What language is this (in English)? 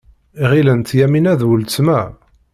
Kabyle